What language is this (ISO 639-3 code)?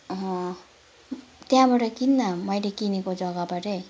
nep